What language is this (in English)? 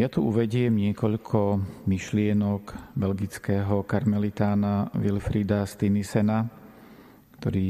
Slovak